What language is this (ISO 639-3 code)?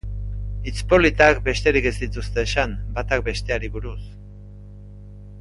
eus